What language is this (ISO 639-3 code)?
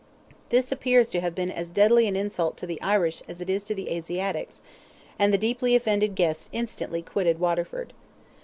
eng